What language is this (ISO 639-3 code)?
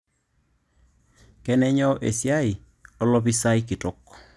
mas